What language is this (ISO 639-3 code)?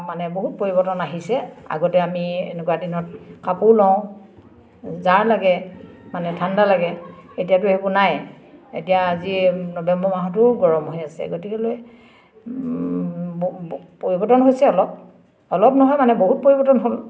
asm